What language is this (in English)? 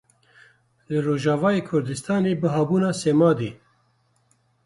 Kurdish